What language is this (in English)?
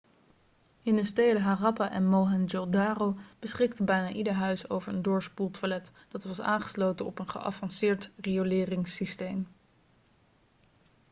Dutch